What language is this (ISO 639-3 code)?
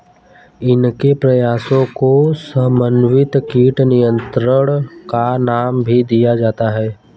hin